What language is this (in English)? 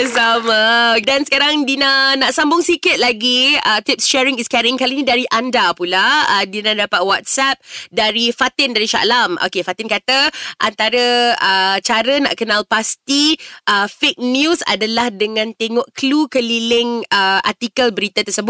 Malay